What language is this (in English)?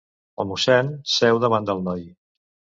Catalan